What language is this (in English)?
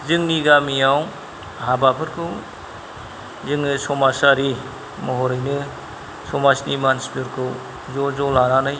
Bodo